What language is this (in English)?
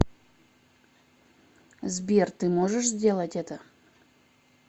Russian